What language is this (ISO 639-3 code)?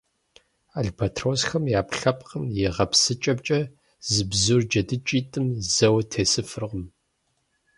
kbd